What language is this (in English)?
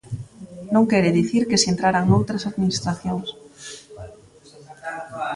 Galician